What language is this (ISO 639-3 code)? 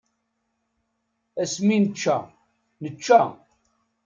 kab